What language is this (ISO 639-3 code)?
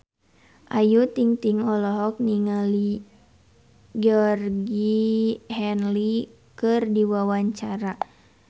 sun